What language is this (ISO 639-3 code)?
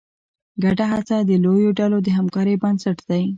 pus